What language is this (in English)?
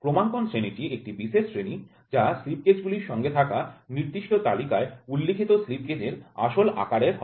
Bangla